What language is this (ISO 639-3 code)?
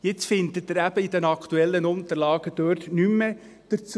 gsw